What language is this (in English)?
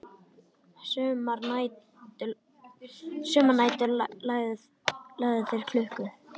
Icelandic